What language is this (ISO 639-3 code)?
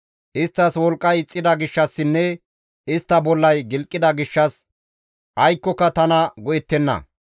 gmv